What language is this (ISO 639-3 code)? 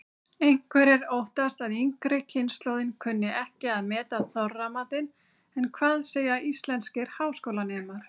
isl